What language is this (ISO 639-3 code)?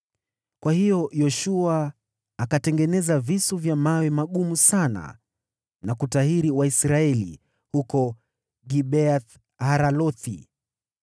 swa